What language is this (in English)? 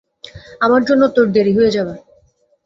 Bangla